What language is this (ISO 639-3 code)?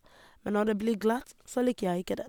nor